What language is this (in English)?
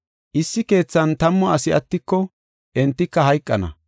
Gofa